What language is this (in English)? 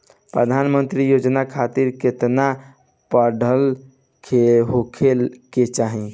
Bhojpuri